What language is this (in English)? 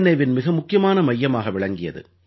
Tamil